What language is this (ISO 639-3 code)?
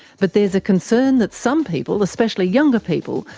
eng